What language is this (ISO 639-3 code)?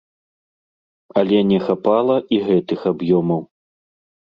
bel